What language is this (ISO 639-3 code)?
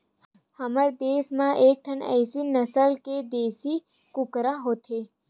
hne